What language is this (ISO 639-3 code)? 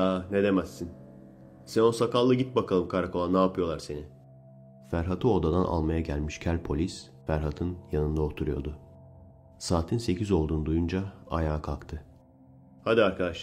tur